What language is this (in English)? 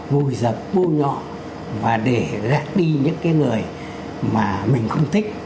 Vietnamese